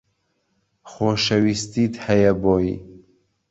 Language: Central Kurdish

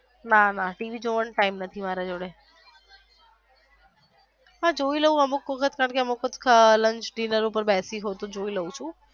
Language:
Gujarati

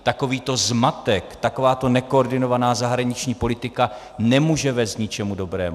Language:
Czech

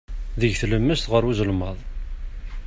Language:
Kabyle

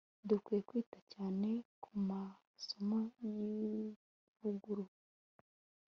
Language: Kinyarwanda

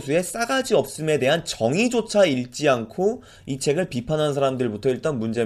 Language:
Korean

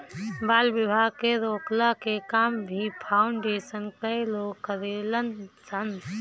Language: Bhojpuri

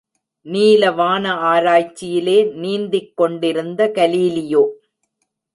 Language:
Tamil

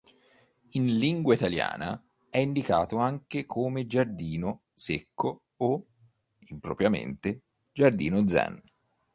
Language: Italian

